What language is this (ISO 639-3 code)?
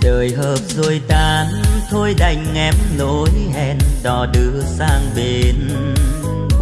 vie